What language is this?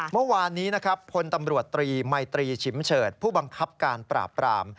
Thai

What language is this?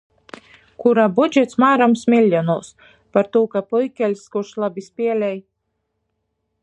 Latgalian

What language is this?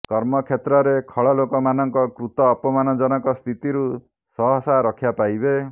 Odia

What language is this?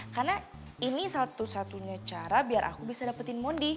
Indonesian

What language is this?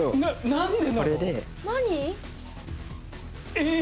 Japanese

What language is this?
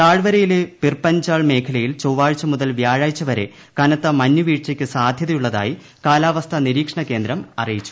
Malayalam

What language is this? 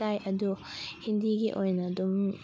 Manipuri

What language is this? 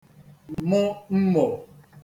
Igbo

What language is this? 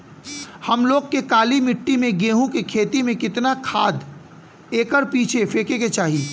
Bhojpuri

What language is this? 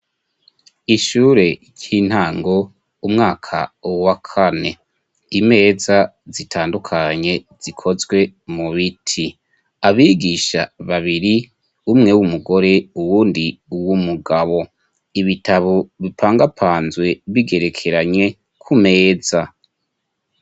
Rundi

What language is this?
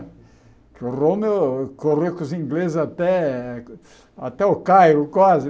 Portuguese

